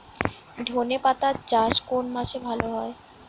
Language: Bangla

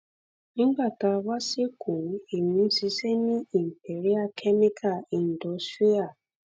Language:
Yoruba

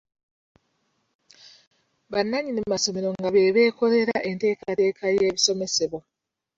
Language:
Ganda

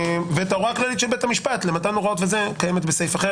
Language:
Hebrew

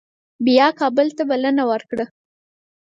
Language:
Pashto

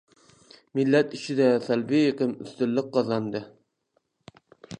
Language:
Uyghur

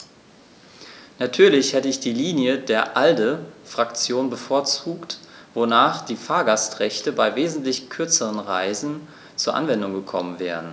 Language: German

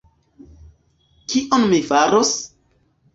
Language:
Esperanto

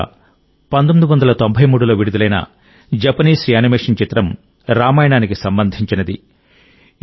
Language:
Telugu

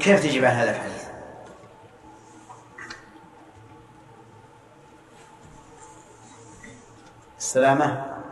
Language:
Arabic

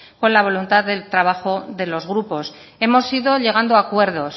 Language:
Spanish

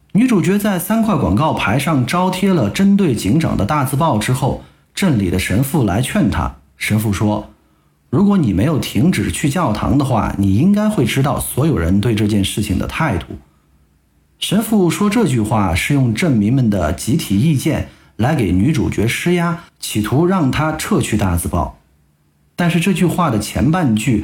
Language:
Chinese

